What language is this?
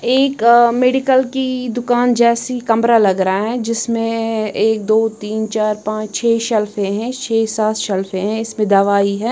Hindi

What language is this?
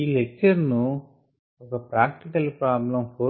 Telugu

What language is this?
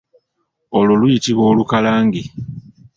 Ganda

